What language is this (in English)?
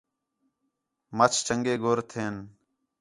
Khetrani